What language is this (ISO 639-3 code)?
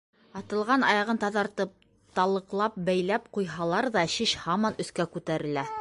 bak